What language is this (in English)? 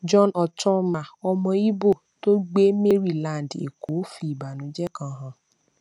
Yoruba